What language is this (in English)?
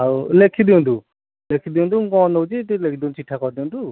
Odia